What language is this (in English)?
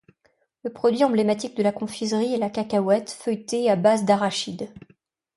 French